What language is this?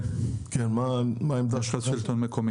Hebrew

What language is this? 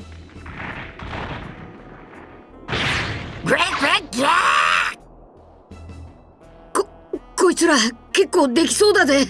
Japanese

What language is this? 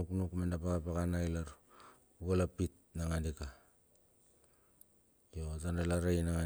Bilur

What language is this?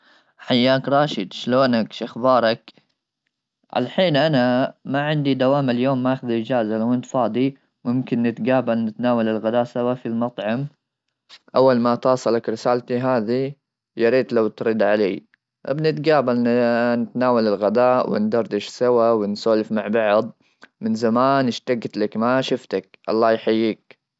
Gulf Arabic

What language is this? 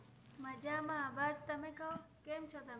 Gujarati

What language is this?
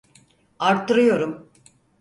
Turkish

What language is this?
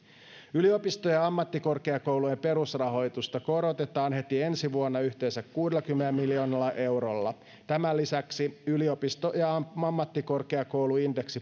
Finnish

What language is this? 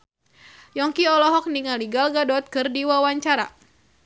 Sundanese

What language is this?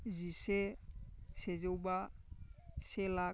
Bodo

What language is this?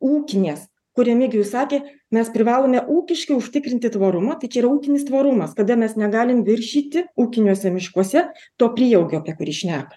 Lithuanian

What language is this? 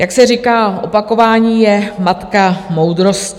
Czech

